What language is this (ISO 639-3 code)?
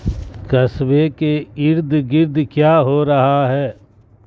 urd